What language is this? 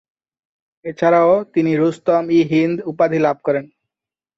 Bangla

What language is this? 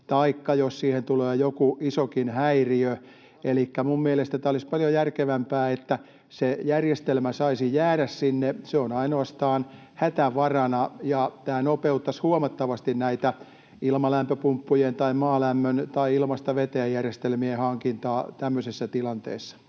Finnish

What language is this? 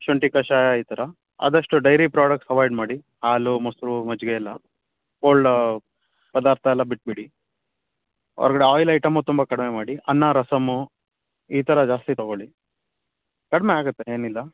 Kannada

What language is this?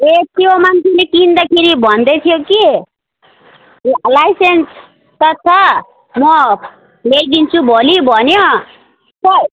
Nepali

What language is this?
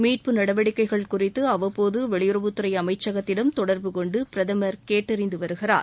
Tamil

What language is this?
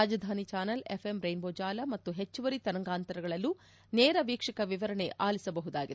Kannada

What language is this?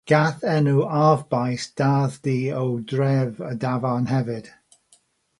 Welsh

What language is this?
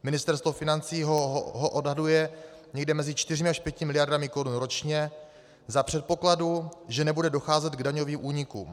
Czech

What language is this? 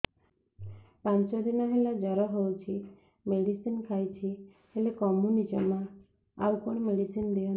Odia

